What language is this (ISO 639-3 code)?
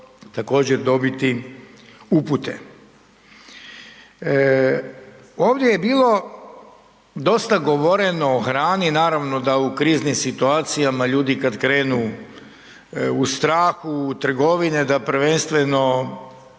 hrv